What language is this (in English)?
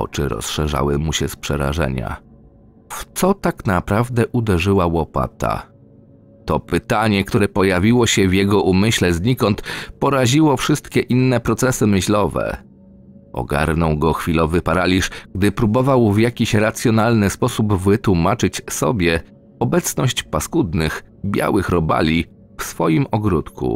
Polish